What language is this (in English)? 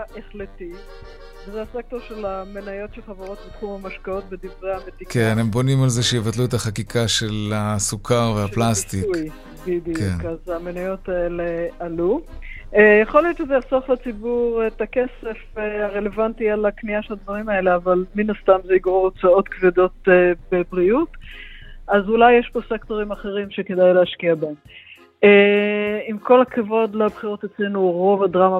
Hebrew